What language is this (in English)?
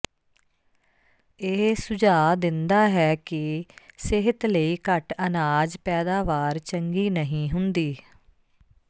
Punjabi